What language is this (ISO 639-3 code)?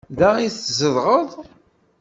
kab